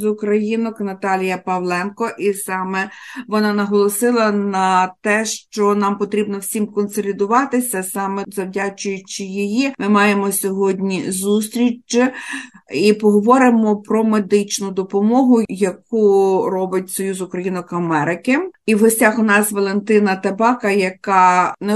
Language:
Ukrainian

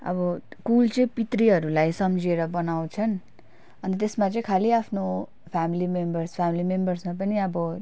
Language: Nepali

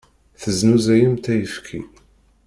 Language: Kabyle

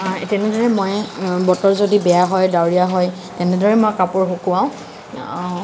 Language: Assamese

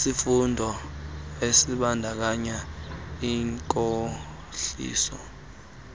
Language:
Xhosa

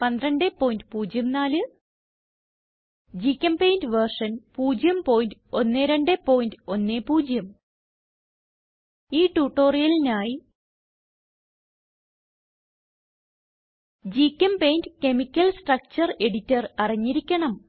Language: Malayalam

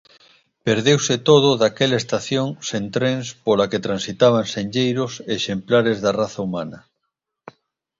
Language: Galician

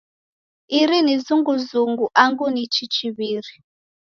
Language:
Taita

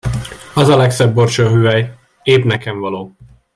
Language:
Hungarian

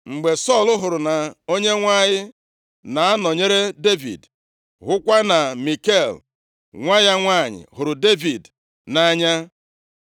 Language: Igbo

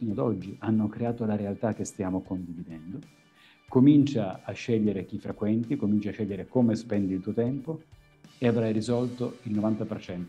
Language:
Italian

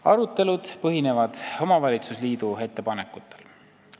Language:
Estonian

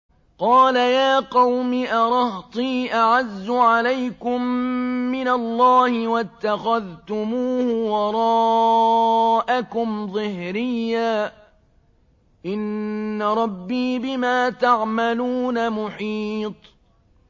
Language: Arabic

